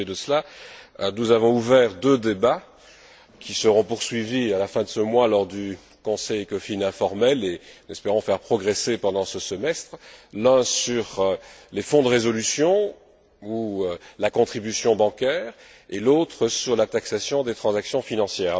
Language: French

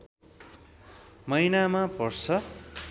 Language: Nepali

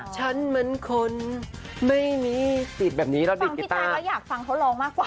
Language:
Thai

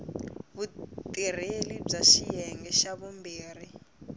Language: Tsonga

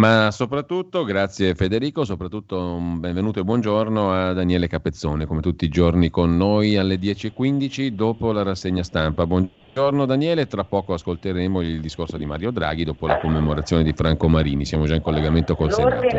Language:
Italian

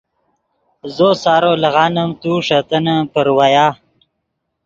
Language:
Yidgha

